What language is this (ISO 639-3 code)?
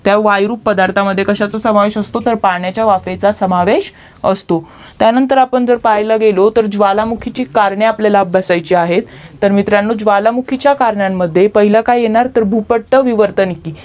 mar